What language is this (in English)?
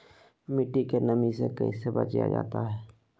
Magahi